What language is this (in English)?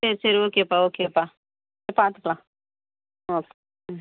Tamil